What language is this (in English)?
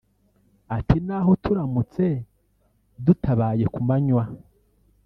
Kinyarwanda